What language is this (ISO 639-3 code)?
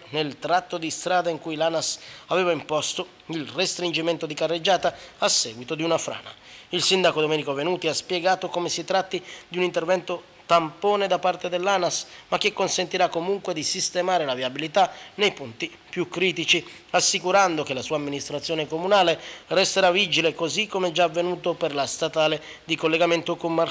ita